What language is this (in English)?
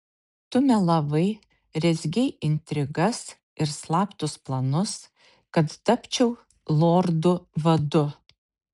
Lithuanian